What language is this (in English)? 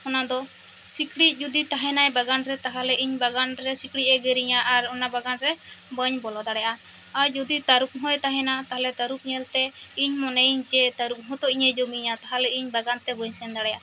Santali